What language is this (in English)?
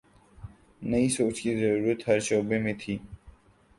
Urdu